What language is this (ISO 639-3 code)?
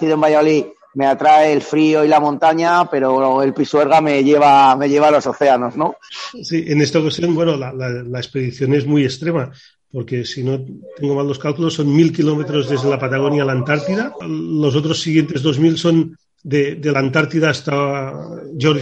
spa